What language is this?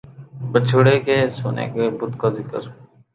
Urdu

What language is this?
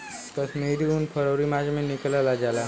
Bhojpuri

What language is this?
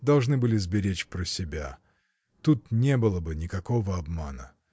Russian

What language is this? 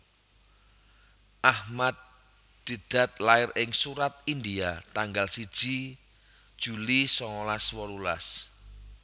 Javanese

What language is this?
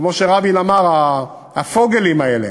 Hebrew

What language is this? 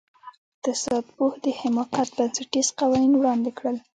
Pashto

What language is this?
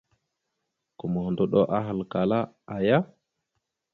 Mada (Cameroon)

